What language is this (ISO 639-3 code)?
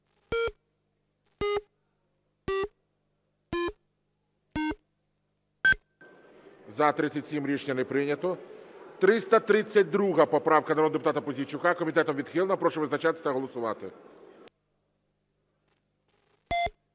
ukr